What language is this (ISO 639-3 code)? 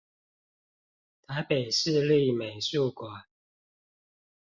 zho